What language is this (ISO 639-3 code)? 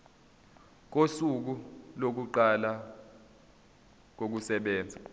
zul